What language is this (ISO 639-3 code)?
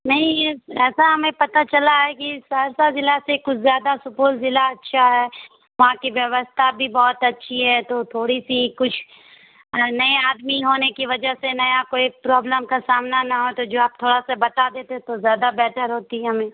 urd